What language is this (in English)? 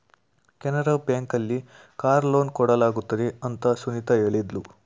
Kannada